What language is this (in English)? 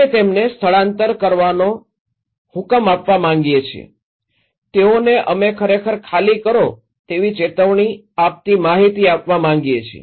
Gujarati